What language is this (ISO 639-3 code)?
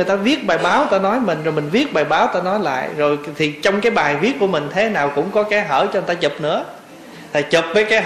vie